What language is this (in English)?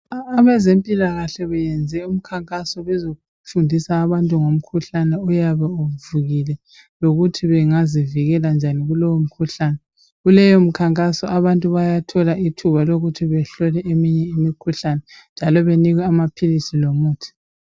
North Ndebele